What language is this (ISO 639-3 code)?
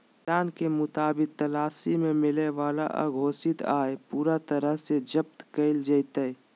mag